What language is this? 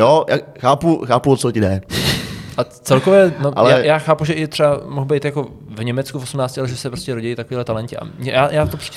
Czech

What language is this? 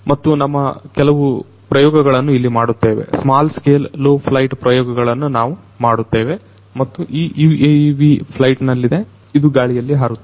Kannada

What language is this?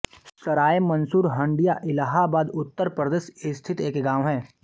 Hindi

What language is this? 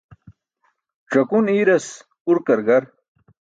Burushaski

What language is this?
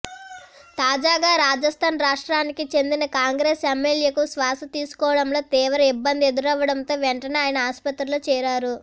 Telugu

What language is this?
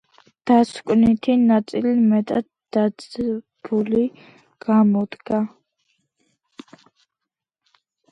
Georgian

